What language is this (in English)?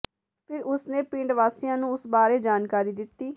Punjabi